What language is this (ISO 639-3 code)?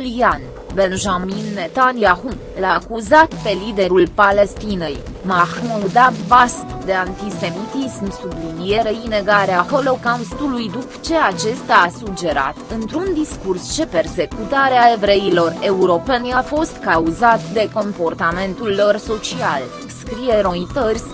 ron